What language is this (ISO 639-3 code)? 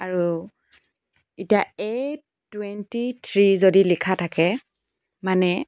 asm